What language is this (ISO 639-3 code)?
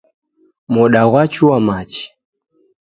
dav